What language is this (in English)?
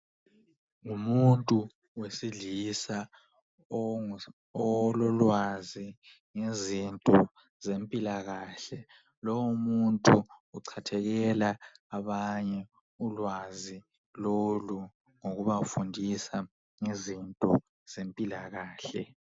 North Ndebele